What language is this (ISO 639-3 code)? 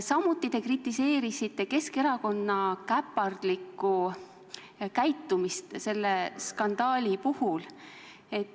est